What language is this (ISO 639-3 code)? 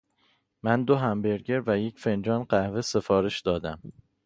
fas